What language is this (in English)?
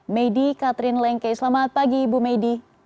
Indonesian